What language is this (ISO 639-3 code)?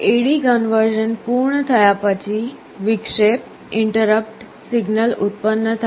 guj